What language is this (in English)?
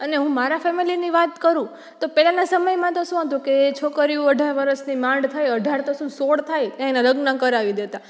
Gujarati